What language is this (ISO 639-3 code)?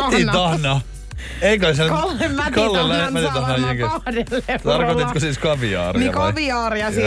fin